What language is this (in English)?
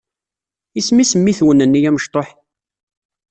Kabyle